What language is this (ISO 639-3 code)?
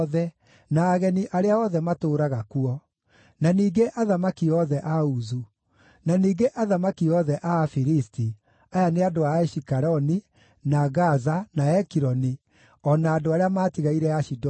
kik